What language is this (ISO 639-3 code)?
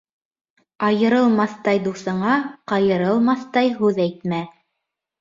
bak